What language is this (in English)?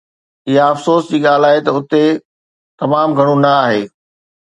Sindhi